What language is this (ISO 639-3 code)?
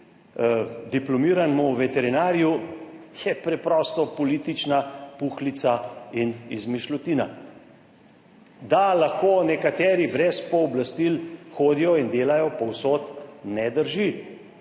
slv